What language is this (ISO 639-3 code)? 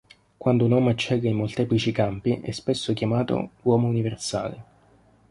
ita